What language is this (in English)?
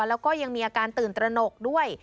Thai